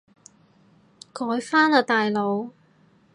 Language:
Cantonese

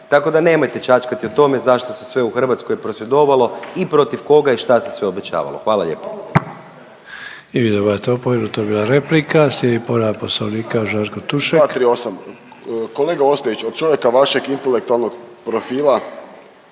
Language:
Croatian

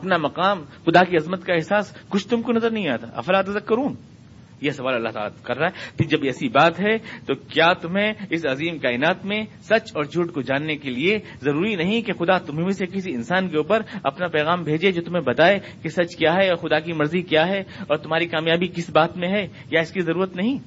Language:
Urdu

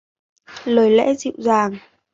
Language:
Vietnamese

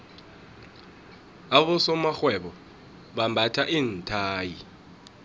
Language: South Ndebele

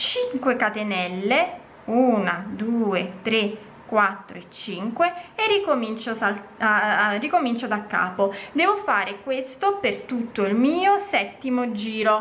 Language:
Italian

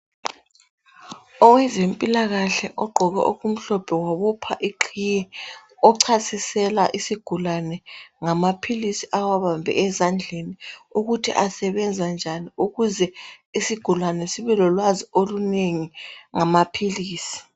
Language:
North Ndebele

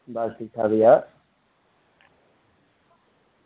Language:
Dogri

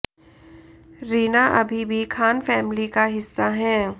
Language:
Hindi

